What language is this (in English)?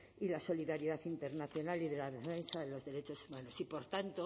Spanish